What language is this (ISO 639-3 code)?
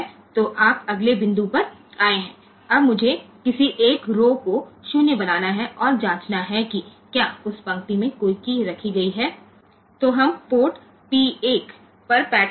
guj